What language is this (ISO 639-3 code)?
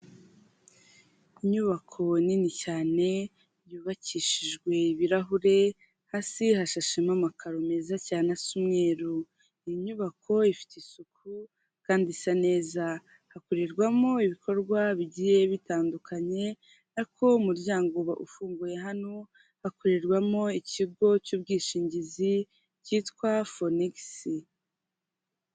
kin